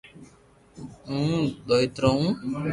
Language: Loarki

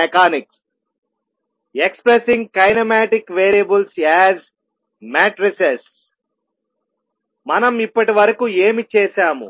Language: Telugu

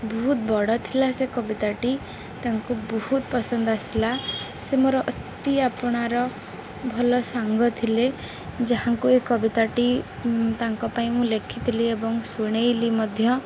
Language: Odia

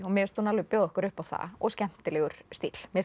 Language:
Icelandic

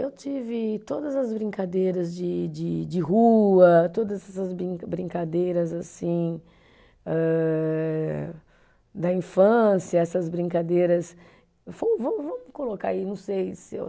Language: Portuguese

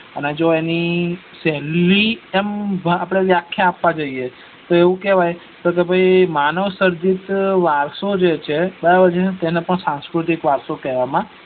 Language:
Gujarati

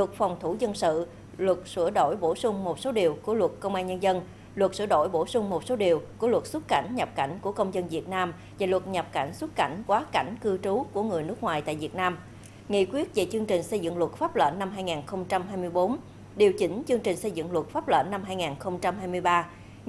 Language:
Vietnamese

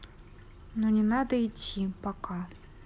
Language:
Russian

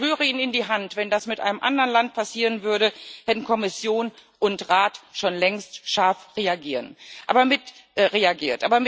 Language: German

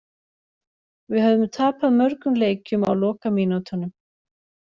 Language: Icelandic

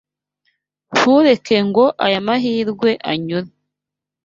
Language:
Kinyarwanda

